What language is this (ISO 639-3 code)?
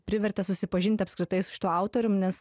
lit